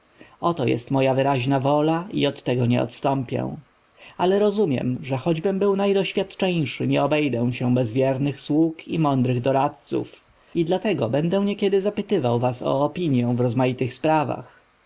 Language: Polish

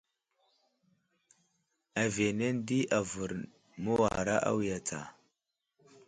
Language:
Wuzlam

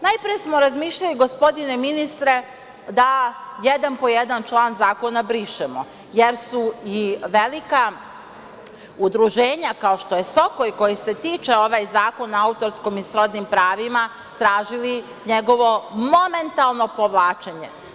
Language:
Serbian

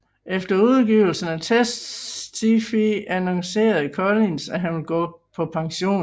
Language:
Danish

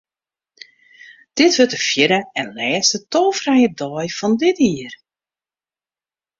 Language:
Western Frisian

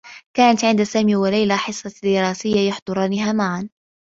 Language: Arabic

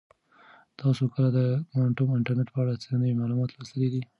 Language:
Pashto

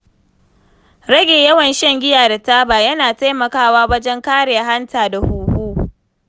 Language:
Hausa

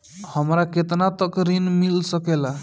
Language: Bhojpuri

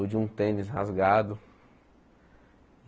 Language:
Portuguese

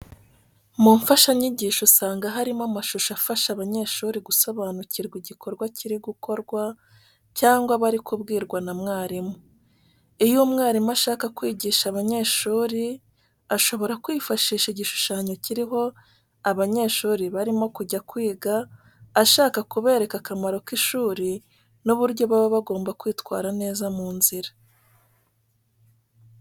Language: Kinyarwanda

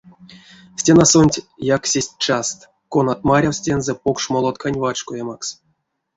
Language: Erzya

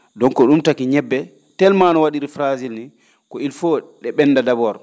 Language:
Fula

